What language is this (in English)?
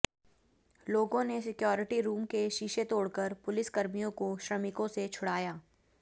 Hindi